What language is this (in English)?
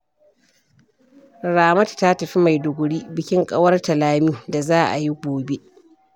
Hausa